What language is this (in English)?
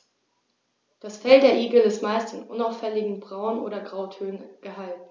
German